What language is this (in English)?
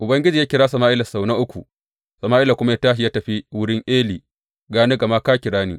Hausa